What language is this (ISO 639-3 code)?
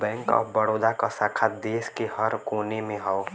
bho